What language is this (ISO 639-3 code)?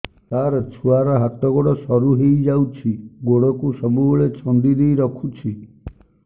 ori